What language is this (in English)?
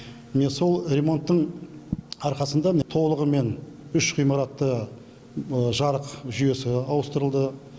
Kazakh